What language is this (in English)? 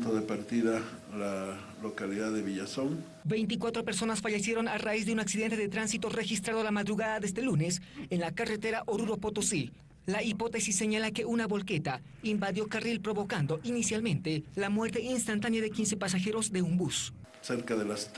Spanish